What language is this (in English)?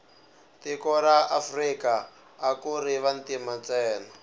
Tsonga